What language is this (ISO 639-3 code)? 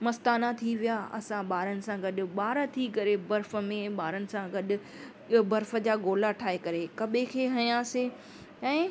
snd